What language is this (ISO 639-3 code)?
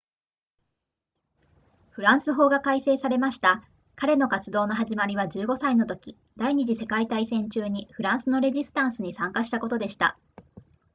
jpn